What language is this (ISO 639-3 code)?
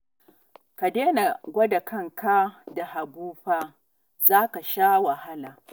hau